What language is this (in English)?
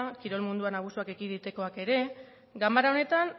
Basque